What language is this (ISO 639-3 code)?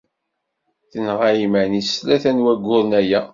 kab